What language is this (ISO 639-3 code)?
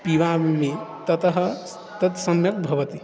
san